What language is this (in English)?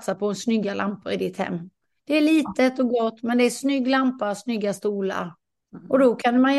Swedish